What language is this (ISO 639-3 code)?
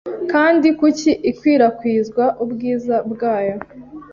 kin